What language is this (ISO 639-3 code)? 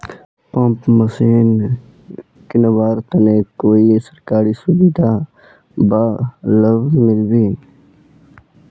mag